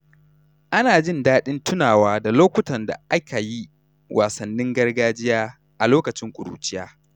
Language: Hausa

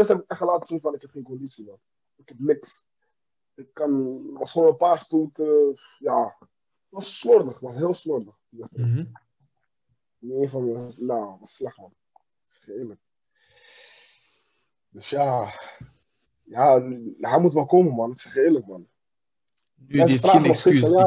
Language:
Dutch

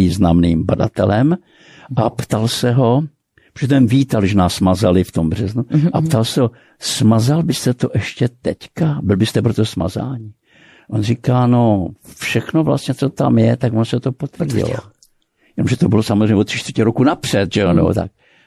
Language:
Czech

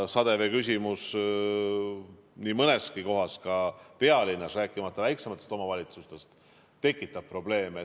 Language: Estonian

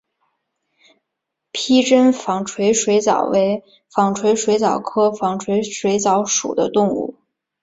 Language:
Chinese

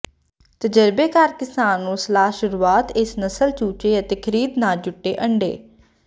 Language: Punjabi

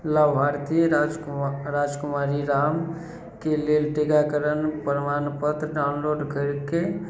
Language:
Maithili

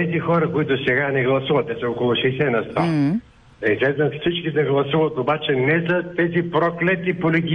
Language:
Bulgarian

